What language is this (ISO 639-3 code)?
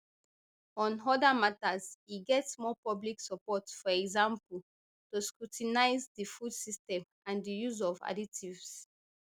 pcm